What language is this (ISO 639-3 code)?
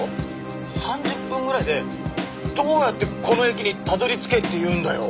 jpn